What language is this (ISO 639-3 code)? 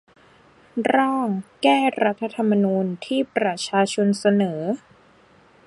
tha